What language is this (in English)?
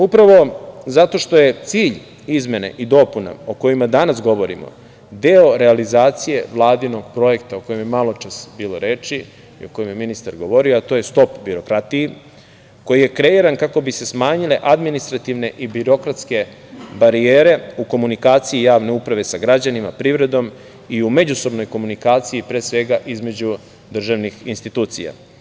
Serbian